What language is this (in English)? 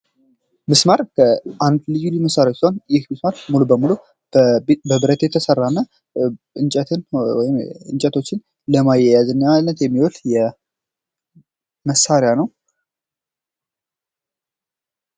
Amharic